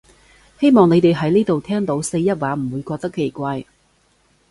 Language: Cantonese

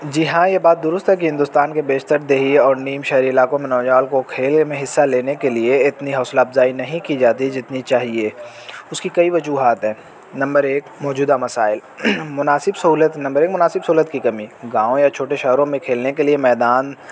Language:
Urdu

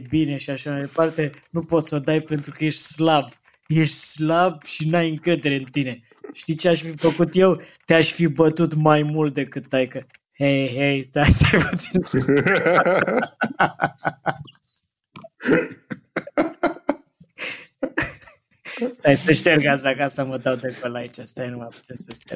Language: Romanian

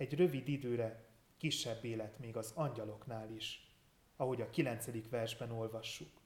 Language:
Hungarian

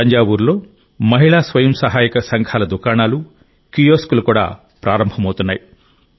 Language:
Telugu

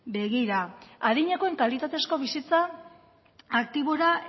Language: Basque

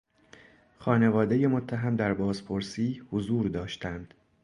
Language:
Persian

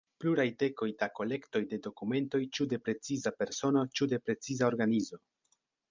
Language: Esperanto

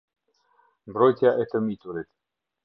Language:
Albanian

